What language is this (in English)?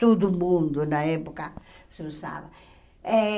Portuguese